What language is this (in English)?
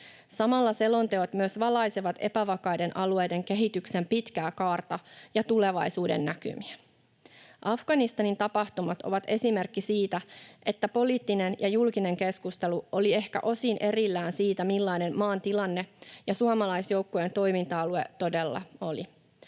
Finnish